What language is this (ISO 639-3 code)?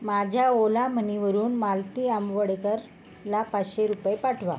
mar